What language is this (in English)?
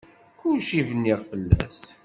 Kabyle